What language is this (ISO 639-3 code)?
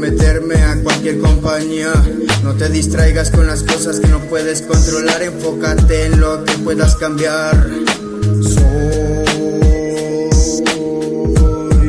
spa